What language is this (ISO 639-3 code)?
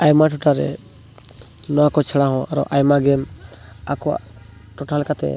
sat